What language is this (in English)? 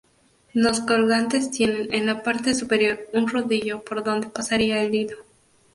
Spanish